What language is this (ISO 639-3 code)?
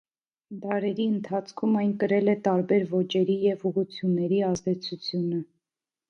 hye